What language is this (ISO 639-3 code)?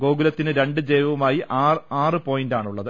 mal